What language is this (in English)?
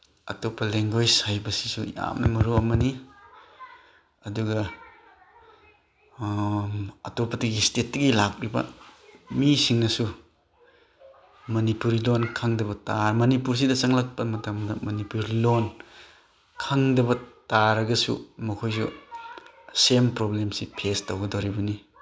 Manipuri